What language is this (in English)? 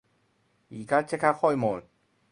Cantonese